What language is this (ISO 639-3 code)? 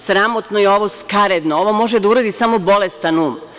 srp